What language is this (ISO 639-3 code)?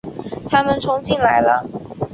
zho